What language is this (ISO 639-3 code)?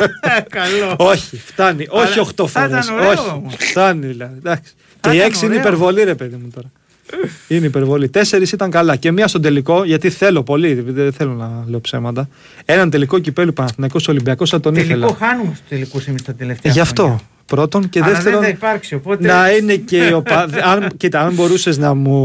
ell